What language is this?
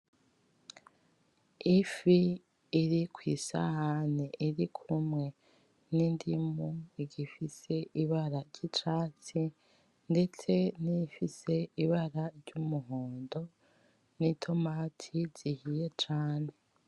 Rundi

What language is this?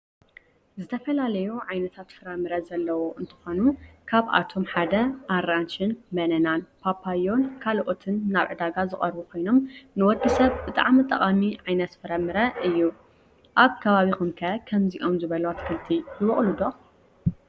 Tigrinya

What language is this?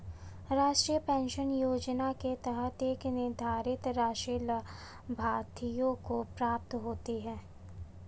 Hindi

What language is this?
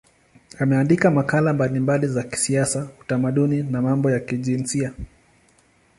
Swahili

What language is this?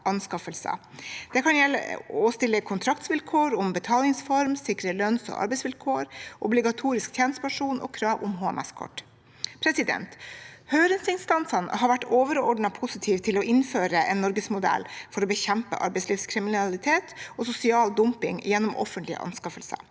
Norwegian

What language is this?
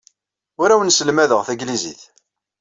Kabyle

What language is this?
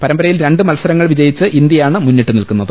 Malayalam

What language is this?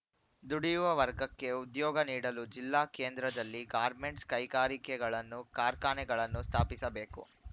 Kannada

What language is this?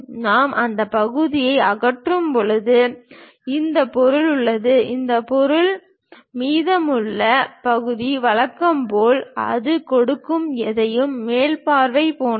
Tamil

